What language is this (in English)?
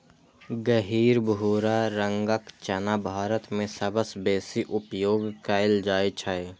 Maithili